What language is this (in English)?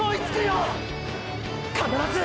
Japanese